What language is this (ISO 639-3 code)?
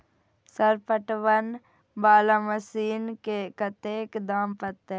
mai